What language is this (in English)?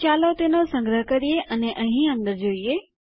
Gujarati